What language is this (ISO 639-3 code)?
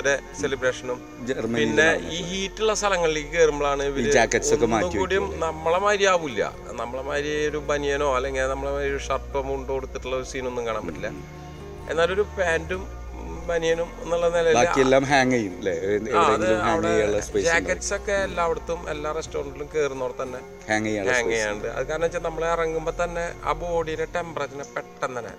mal